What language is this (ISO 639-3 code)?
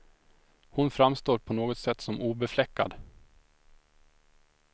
swe